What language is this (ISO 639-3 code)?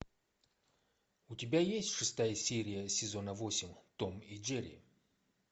rus